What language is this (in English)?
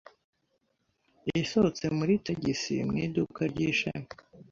Kinyarwanda